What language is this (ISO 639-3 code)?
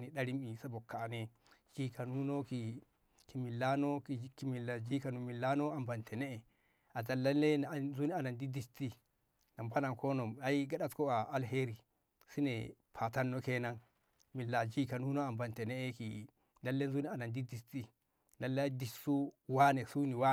nbh